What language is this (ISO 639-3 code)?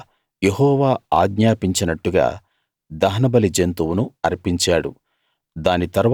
tel